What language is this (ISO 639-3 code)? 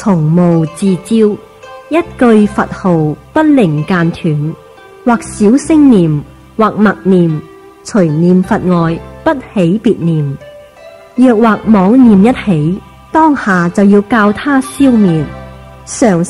vie